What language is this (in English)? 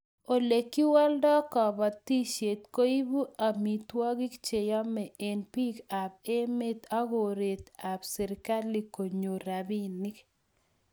Kalenjin